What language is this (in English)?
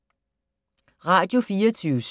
Danish